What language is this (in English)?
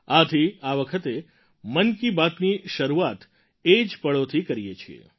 Gujarati